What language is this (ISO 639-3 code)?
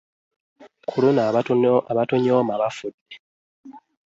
lug